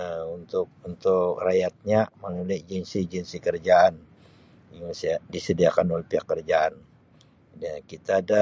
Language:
Sabah Malay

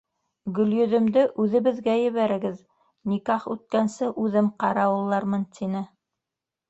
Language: Bashkir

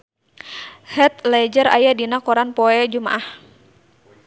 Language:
Sundanese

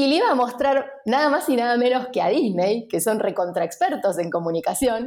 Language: Spanish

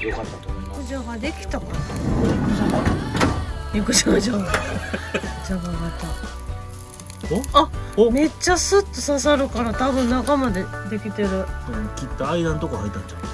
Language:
Japanese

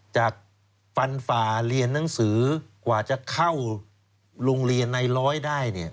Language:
Thai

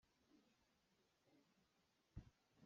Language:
Hakha Chin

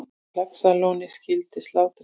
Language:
Icelandic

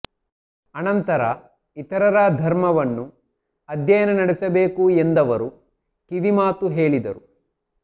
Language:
Kannada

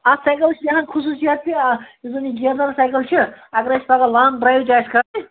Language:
Kashmiri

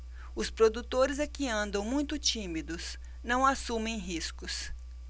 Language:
Portuguese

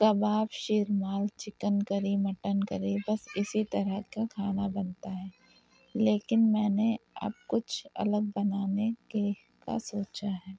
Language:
Urdu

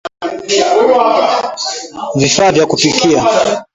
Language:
Swahili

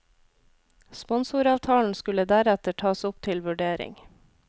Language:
Norwegian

